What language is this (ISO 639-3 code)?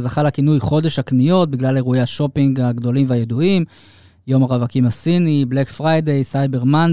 heb